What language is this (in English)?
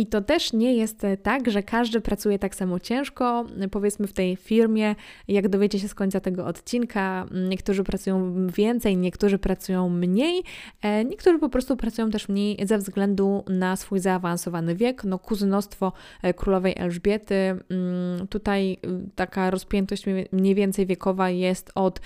Polish